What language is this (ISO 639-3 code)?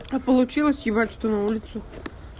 rus